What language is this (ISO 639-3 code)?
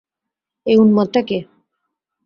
ben